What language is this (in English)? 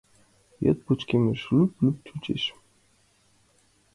Mari